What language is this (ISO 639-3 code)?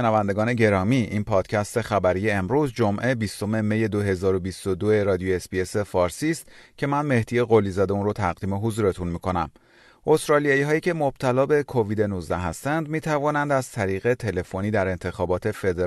fas